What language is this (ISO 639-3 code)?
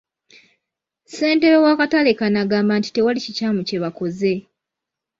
lug